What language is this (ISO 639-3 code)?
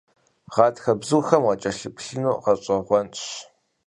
kbd